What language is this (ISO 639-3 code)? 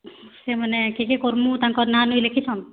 ori